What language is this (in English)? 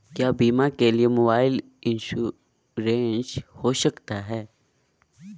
Magahi